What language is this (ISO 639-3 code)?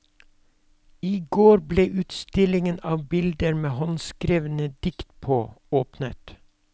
nor